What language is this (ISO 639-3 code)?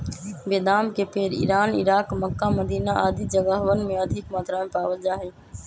mag